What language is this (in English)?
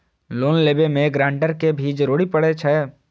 Maithili